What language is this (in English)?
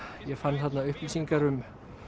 Icelandic